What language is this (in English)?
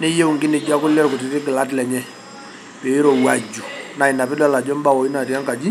Masai